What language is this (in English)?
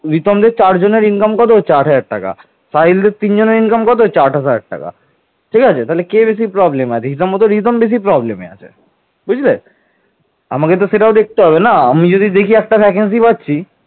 Bangla